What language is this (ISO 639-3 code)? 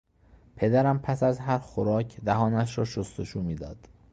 fas